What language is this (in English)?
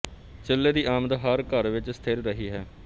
Punjabi